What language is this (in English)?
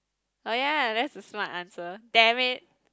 English